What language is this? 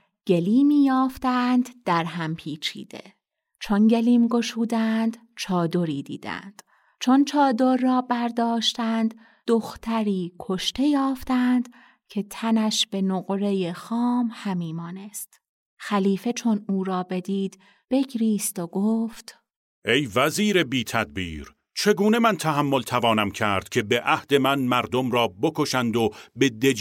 Persian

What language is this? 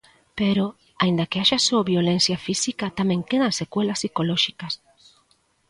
Galician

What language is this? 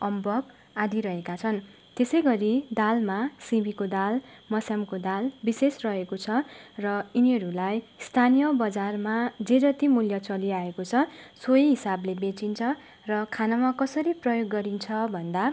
Nepali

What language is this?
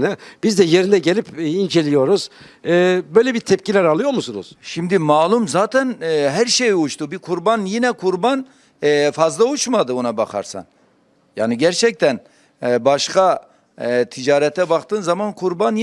Turkish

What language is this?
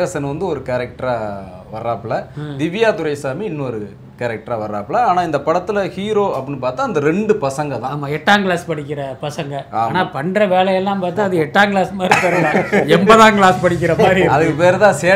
Korean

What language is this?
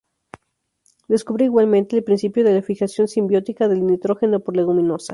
Spanish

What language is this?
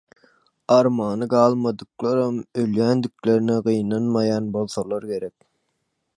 Turkmen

